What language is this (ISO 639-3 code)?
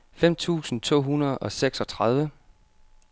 dan